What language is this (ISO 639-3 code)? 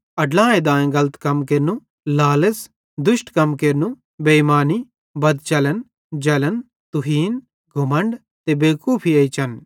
bhd